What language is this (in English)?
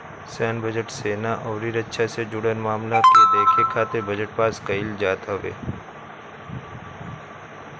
Bhojpuri